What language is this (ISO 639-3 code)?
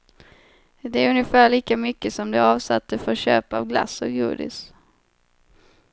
swe